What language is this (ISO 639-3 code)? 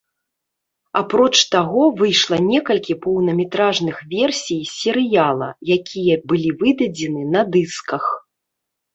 bel